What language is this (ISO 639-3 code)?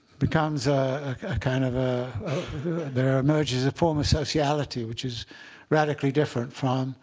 eng